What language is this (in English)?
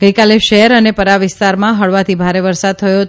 Gujarati